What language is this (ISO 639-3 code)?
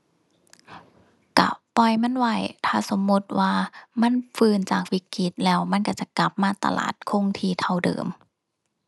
tha